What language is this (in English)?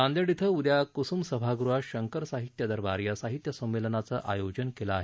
Marathi